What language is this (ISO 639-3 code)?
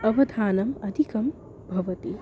san